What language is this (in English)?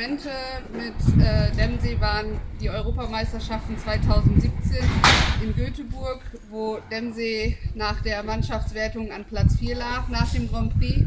German